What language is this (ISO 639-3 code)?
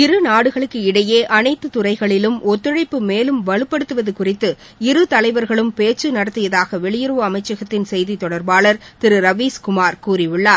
tam